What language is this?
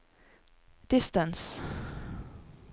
Norwegian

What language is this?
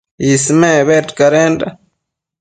Matsés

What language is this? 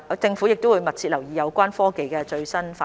Cantonese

